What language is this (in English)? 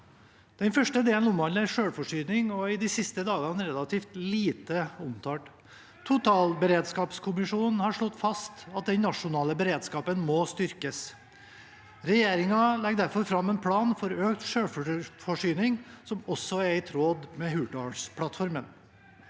Norwegian